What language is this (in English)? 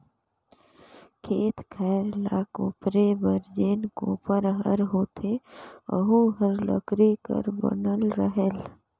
Chhattisgarhi